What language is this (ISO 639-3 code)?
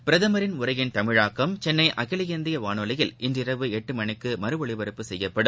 tam